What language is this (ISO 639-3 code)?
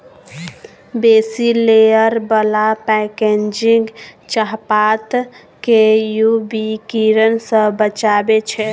mai